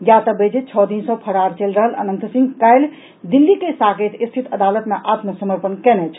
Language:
Maithili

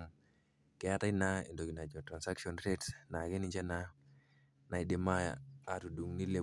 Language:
Masai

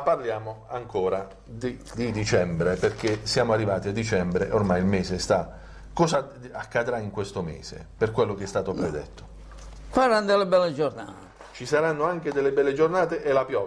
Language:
Italian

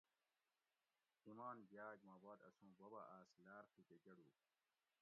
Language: Gawri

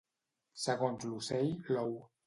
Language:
Catalan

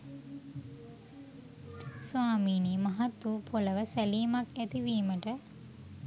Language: Sinhala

